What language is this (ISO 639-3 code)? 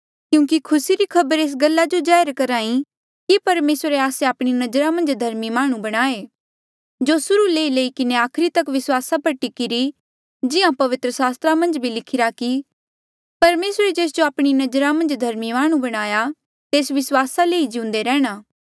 mjl